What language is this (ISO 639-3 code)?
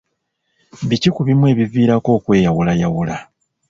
lug